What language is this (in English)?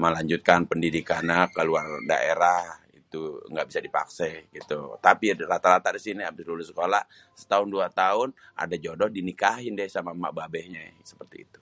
Betawi